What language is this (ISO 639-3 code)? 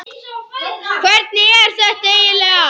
isl